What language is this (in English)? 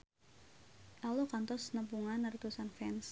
Sundanese